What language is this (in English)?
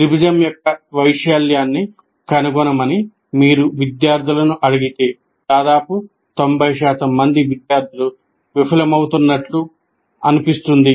Telugu